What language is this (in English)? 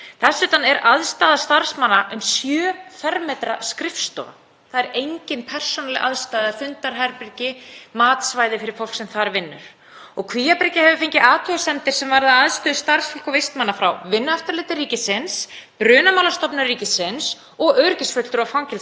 Icelandic